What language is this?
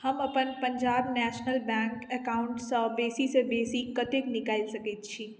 Maithili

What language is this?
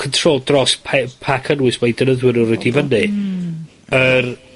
Welsh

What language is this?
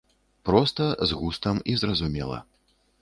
Belarusian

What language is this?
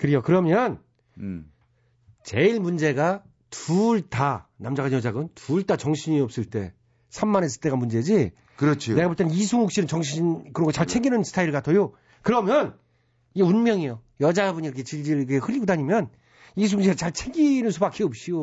Korean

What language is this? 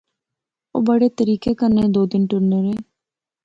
Pahari-Potwari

